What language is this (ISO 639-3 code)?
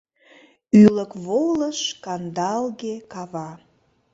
chm